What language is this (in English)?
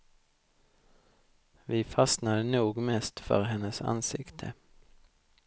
Swedish